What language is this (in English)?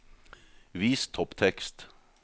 Norwegian